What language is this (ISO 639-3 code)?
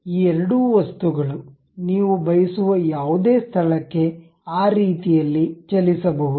kan